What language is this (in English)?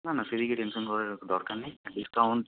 Bangla